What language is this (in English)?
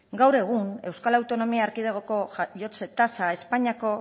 Basque